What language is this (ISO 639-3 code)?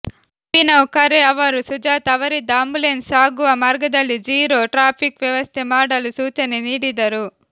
kan